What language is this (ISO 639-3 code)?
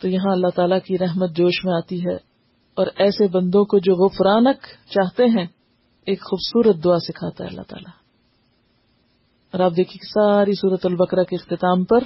urd